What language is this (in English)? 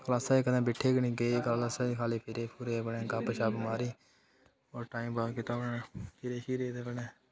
Dogri